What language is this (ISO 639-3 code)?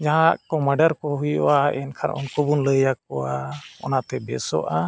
sat